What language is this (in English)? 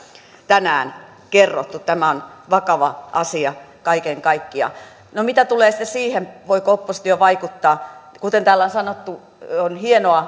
Finnish